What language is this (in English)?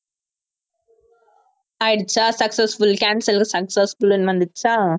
Tamil